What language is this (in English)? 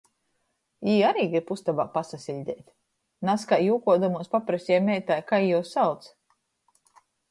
Latgalian